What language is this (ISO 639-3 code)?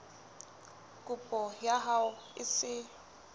sot